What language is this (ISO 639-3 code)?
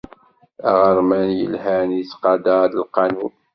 kab